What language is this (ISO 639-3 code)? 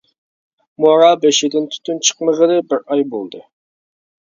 uig